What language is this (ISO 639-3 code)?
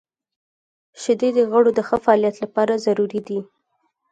pus